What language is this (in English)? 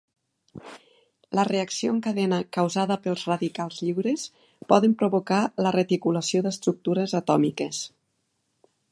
Catalan